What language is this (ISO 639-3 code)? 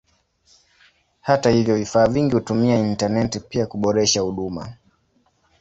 swa